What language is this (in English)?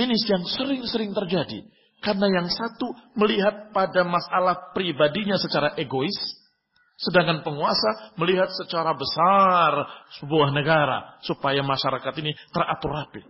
Indonesian